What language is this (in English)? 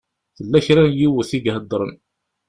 Kabyle